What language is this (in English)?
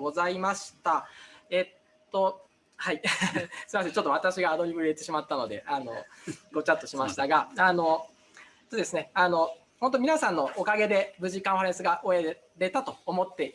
Japanese